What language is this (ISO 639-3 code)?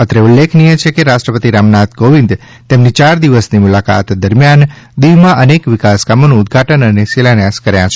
guj